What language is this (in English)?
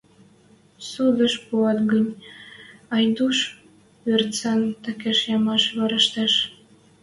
Western Mari